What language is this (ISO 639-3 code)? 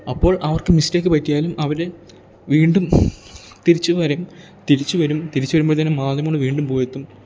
mal